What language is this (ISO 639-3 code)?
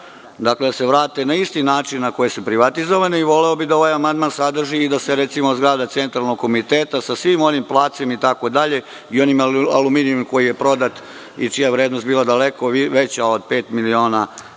srp